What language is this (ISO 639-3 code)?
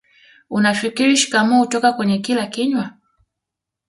swa